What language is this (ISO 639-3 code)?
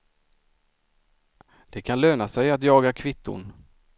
swe